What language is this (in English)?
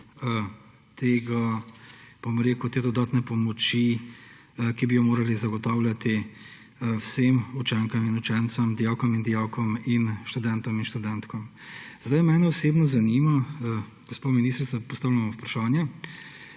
Slovenian